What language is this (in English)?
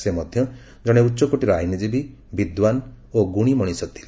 Odia